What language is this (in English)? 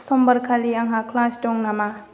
Bodo